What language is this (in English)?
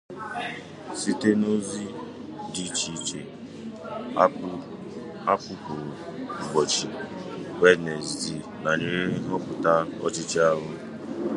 Igbo